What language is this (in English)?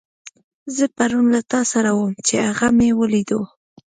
Pashto